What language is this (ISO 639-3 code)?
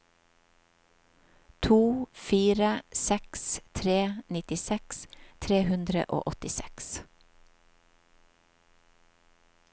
nor